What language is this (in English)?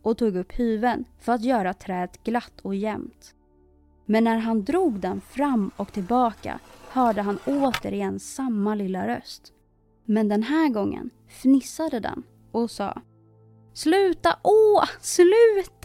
Swedish